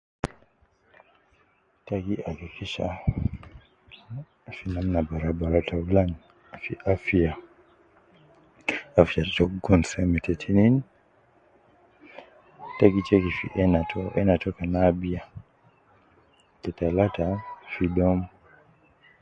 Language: Nubi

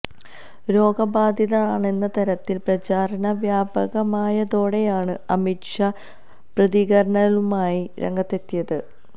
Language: Malayalam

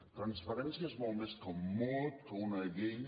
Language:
Catalan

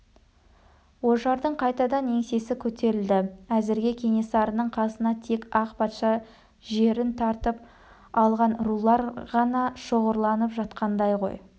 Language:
Kazakh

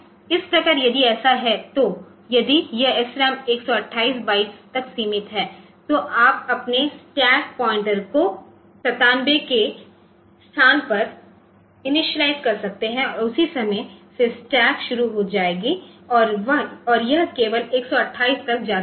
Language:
Hindi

